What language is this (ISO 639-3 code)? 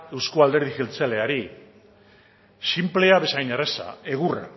eus